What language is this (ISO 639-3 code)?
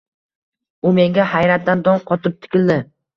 uzb